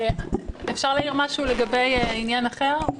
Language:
Hebrew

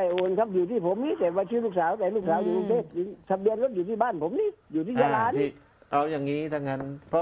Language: Thai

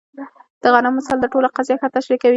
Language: Pashto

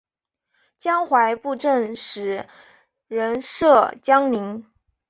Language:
Chinese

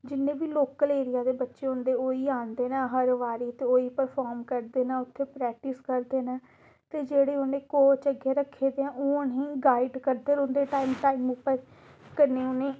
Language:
Dogri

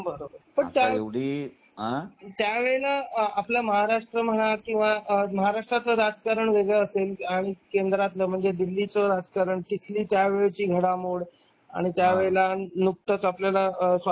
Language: Marathi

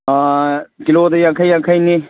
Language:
Manipuri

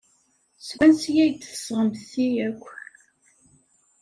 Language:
Kabyle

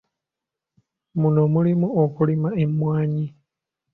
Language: Ganda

